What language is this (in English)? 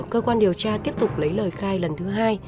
Vietnamese